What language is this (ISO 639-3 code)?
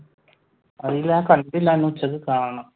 mal